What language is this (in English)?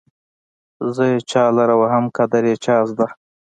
Pashto